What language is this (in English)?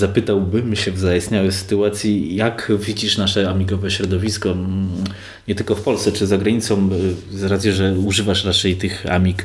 Polish